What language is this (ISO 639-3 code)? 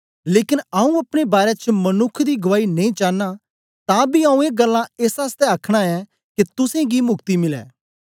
doi